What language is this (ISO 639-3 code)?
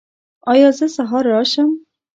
pus